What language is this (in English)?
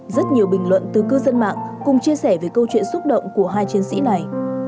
Vietnamese